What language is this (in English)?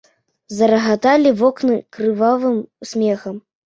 Belarusian